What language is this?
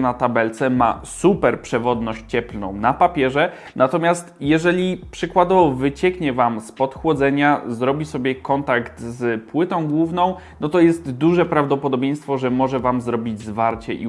Polish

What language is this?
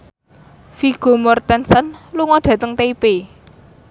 Javanese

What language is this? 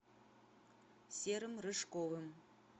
Russian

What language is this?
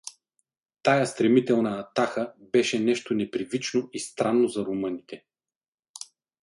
Bulgarian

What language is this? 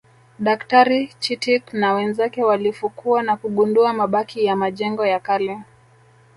Swahili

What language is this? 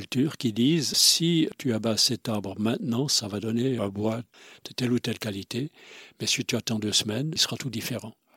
French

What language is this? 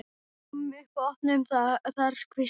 Icelandic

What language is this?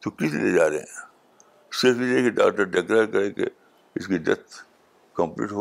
Urdu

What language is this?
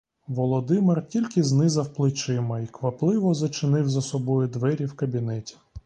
Ukrainian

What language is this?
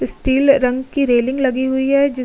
Hindi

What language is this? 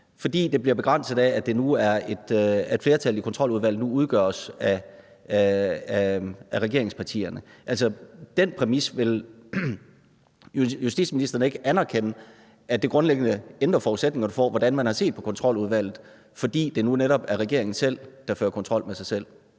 Danish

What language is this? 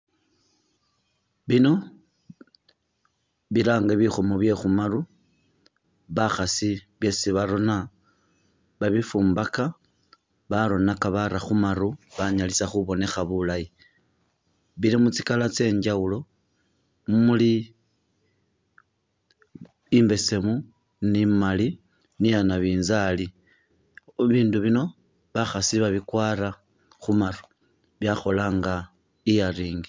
Masaaba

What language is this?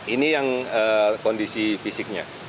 Indonesian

